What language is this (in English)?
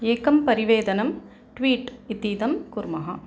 Sanskrit